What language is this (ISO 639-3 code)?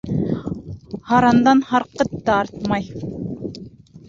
bak